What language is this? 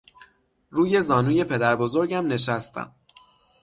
Persian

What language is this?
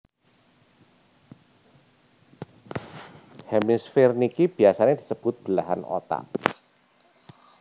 Javanese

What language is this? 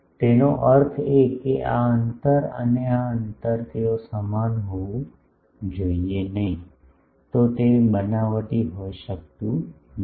Gujarati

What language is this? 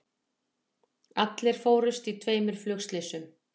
Icelandic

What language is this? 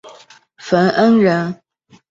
Chinese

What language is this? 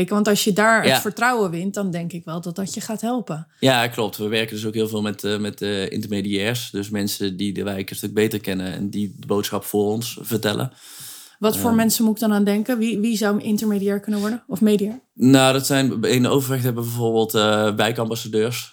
Dutch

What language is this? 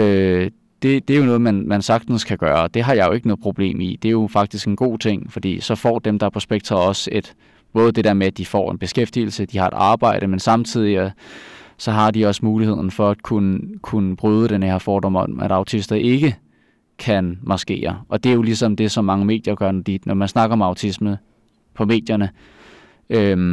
Danish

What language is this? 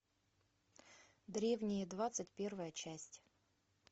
Russian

